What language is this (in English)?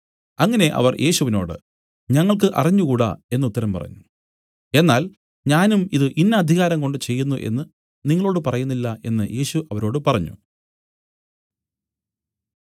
Malayalam